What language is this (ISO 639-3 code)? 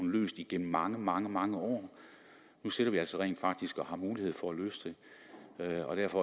dan